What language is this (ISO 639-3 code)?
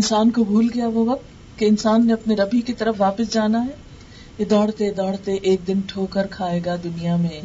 urd